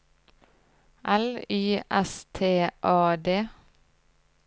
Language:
Norwegian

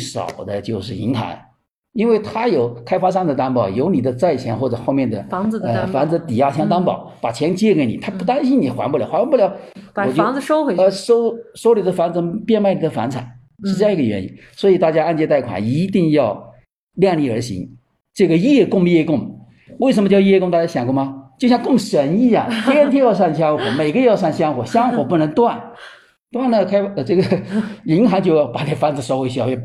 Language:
Chinese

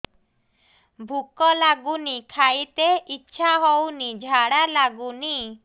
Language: Odia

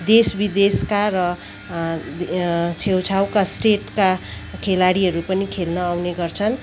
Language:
Nepali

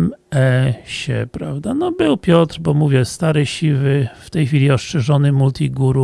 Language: Polish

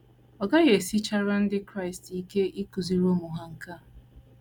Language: Igbo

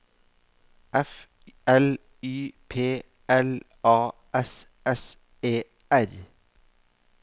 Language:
Norwegian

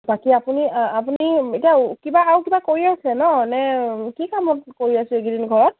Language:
Assamese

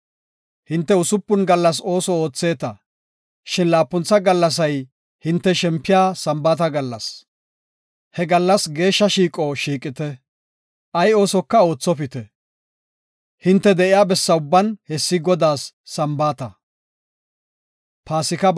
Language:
Gofa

